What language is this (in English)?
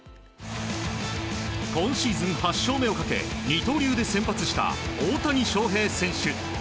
Japanese